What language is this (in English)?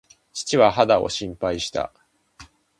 Japanese